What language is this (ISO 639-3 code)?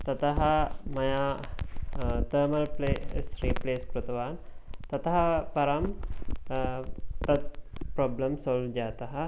san